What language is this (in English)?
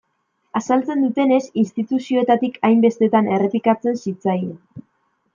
Basque